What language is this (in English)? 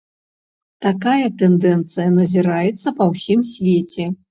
Belarusian